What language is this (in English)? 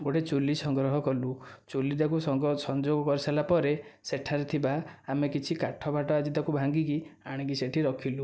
Odia